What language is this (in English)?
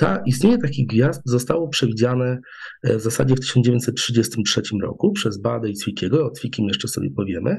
Polish